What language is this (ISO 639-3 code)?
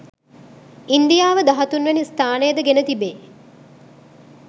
sin